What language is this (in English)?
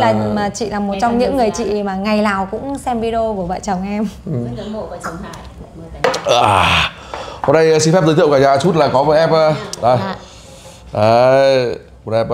Vietnamese